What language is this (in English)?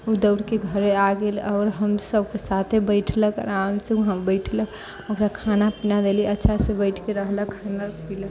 Maithili